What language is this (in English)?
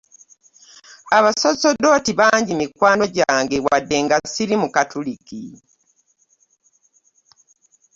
Ganda